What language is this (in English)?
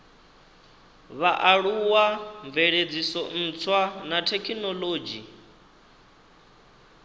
Venda